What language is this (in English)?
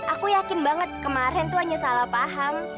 Indonesian